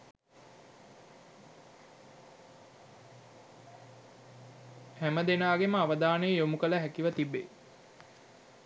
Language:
Sinhala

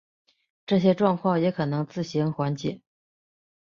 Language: Chinese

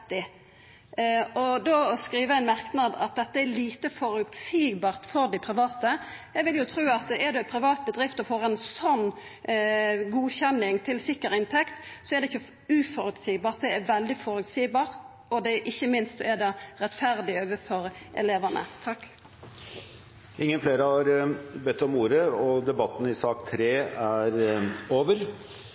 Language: Norwegian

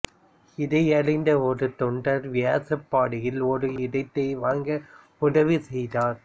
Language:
Tamil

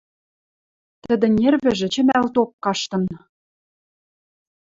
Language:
Western Mari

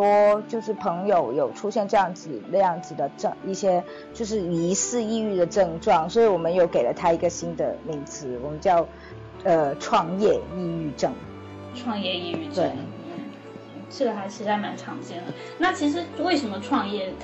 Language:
Chinese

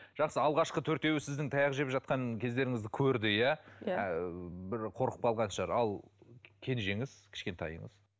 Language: Kazakh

